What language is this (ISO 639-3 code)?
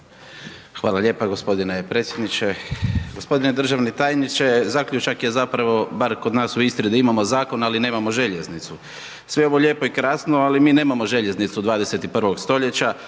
hrv